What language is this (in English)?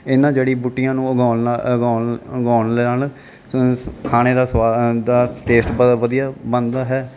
Punjabi